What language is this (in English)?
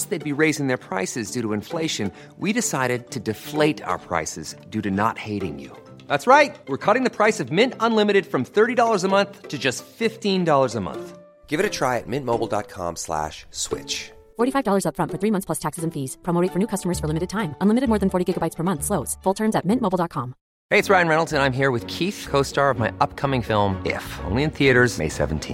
Filipino